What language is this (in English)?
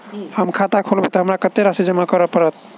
Maithili